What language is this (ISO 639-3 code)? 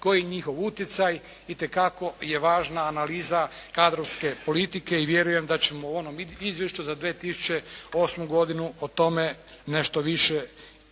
hrv